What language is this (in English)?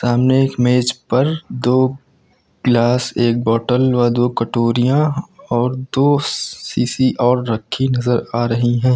Hindi